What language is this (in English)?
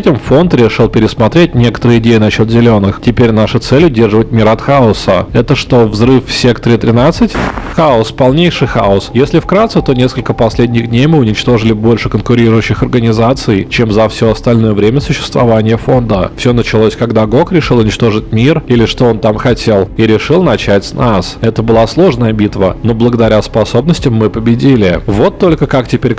Russian